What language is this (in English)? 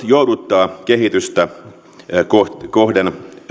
Finnish